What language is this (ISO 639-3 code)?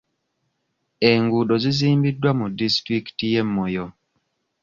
lug